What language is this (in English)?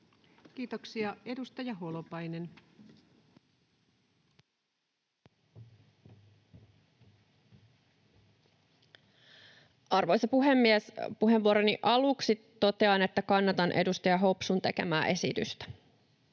Finnish